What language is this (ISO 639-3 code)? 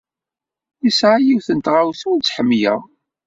kab